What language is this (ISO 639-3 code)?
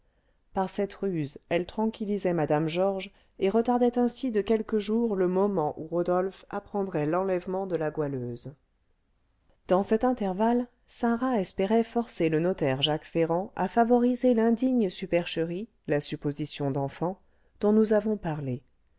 fra